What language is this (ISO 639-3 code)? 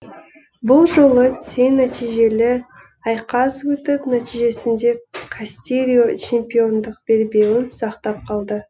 kaz